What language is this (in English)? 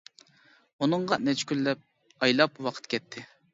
Uyghur